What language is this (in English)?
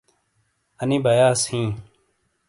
Shina